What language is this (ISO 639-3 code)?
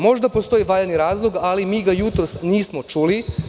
srp